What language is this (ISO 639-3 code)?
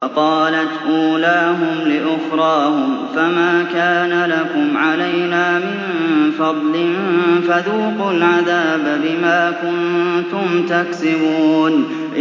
ara